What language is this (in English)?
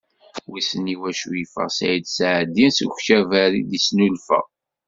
Kabyle